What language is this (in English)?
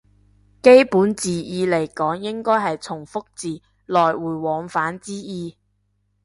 Cantonese